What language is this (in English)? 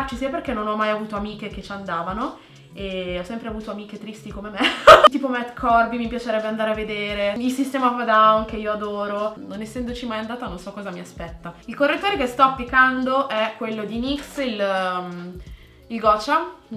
Italian